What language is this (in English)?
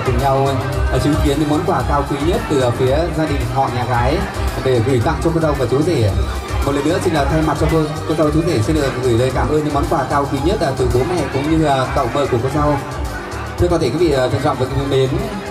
Vietnamese